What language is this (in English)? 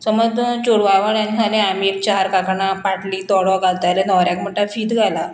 Konkani